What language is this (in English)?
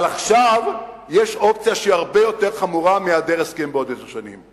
Hebrew